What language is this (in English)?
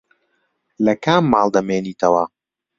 Central Kurdish